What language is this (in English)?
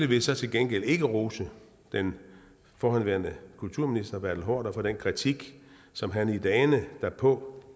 Danish